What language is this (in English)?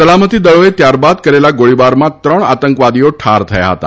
Gujarati